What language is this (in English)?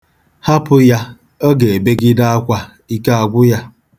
Igbo